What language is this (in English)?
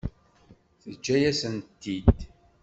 Kabyle